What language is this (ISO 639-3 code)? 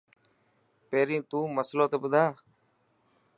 mki